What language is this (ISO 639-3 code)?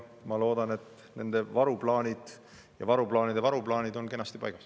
est